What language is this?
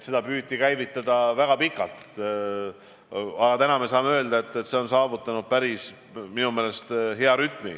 Estonian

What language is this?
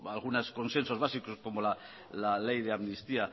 Spanish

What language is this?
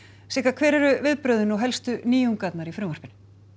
Icelandic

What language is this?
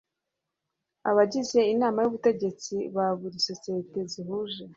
Kinyarwanda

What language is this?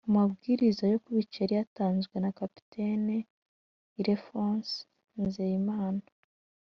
Kinyarwanda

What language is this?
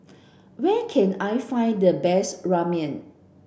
English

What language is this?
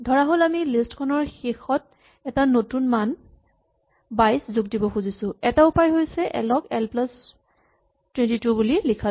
Assamese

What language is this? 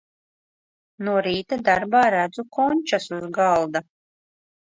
Latvian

